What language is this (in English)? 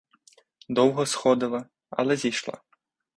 Ukrainian